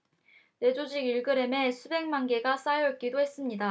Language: Korean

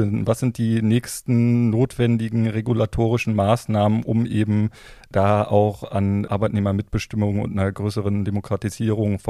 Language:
German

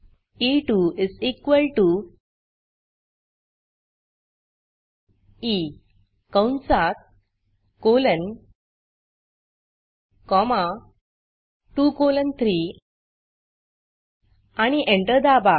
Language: Marathi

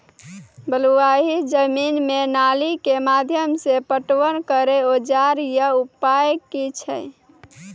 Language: Maithili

